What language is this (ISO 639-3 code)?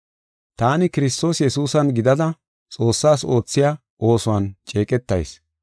gof